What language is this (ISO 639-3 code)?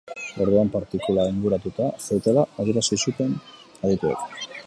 eus